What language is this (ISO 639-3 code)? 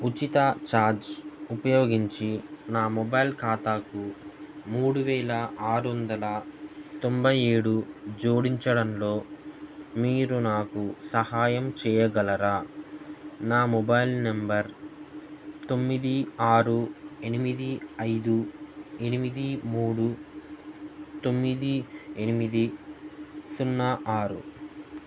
tel